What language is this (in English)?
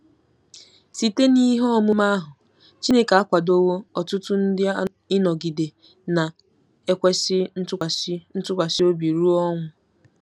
Igbo